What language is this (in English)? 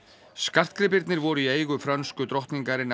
Icelandic